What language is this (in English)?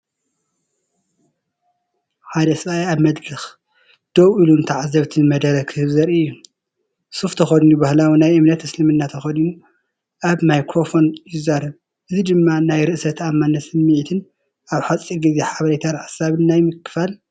Tigrinya